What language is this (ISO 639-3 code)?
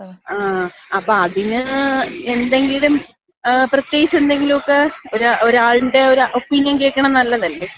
mal